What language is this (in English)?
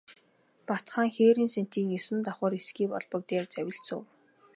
Mongolian